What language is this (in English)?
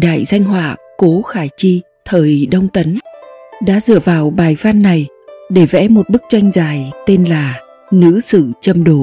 Vietnamese